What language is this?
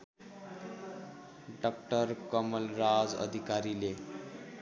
Nepali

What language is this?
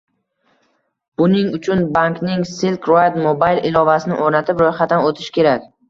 Uzbek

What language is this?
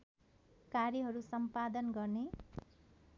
Nepali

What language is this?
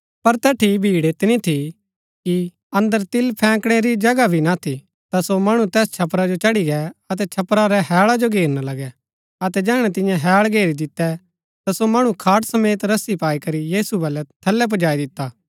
Gaddi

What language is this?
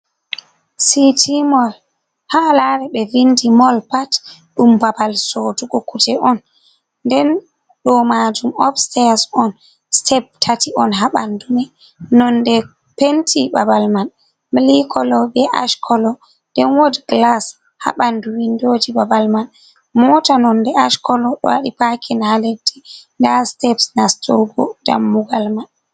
Fula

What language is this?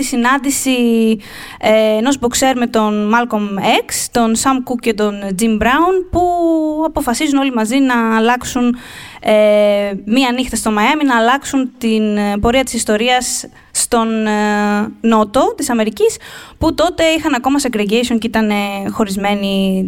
Greek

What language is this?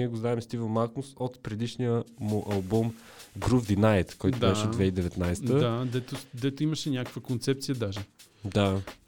Bulgarian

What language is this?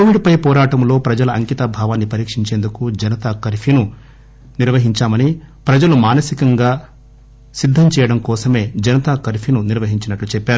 Telugu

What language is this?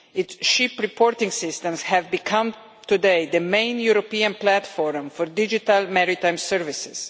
English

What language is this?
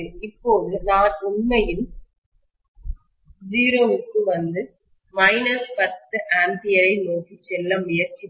Tamil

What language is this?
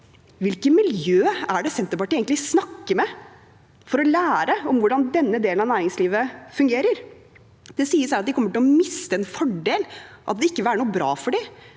Norwegian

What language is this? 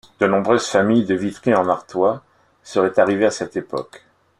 French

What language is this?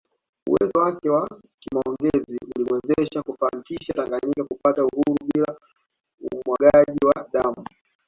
Swahili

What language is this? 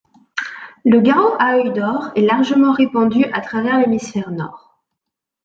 French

